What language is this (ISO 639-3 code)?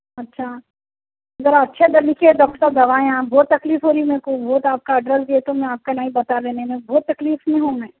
urd